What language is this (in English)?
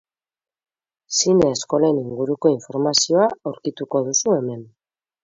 Basque